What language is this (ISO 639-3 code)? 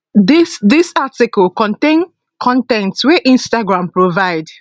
pcm